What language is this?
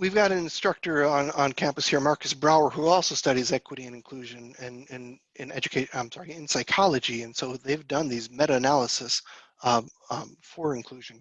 English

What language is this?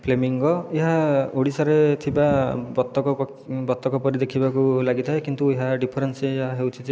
Odia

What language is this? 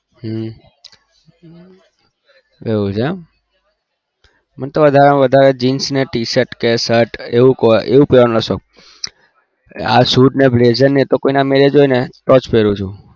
Gujarati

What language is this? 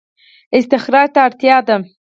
Pashto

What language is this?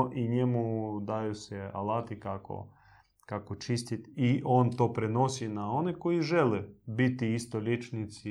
Croatian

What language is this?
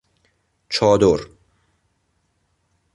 Persian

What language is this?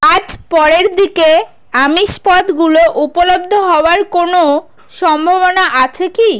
Bangla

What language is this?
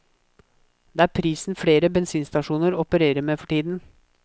Norwegian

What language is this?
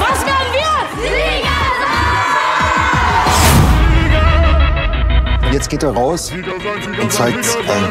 German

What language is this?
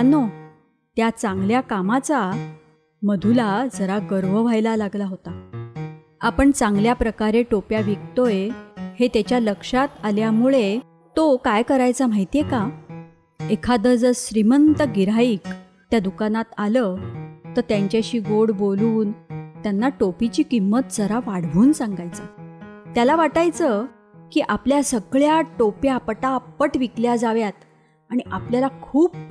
Marathi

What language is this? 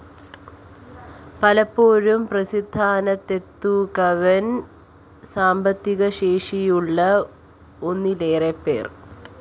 Malayalam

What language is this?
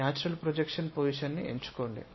Telugu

